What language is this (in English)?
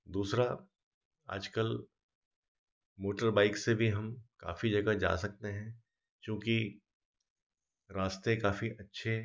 Hindi